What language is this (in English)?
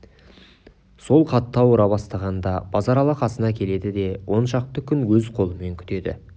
Kazakh